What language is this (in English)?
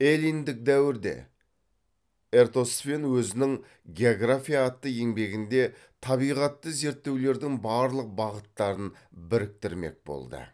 Kazakh